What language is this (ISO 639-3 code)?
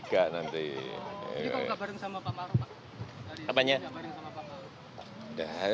ind